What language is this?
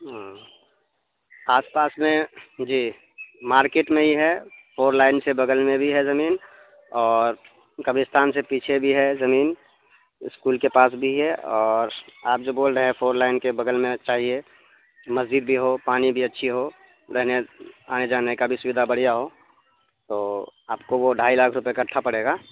Urdu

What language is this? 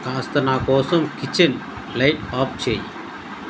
Telugu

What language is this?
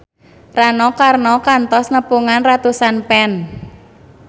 Sundanese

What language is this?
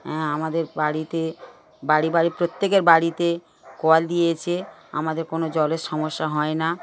Bangla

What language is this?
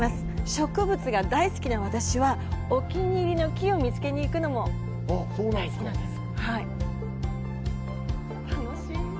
Japanese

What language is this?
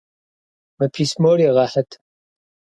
Kabardian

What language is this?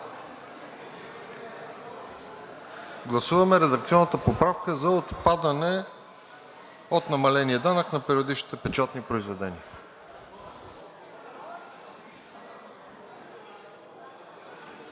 Bulgarian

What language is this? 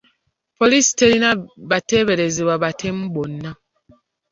Ganda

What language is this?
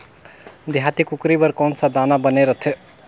Chhattisgarhi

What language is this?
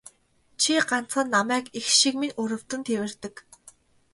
Mongolian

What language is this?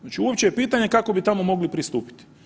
Croatian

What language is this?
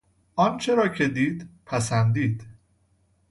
Persian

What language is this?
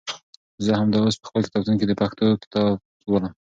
Pashto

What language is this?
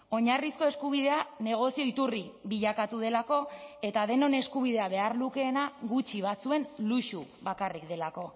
Basque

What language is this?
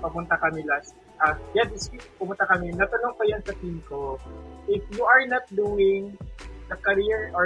Filipino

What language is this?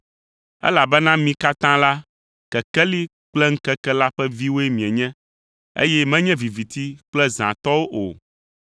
Ewe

